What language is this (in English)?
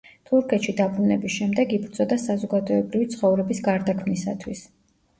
Georgian